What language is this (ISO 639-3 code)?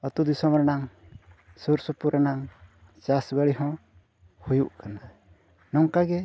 sat